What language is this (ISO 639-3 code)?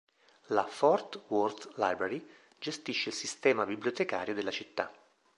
ita